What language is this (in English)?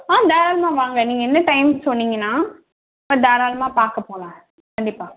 Tamil